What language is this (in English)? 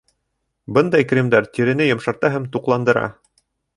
Bashkir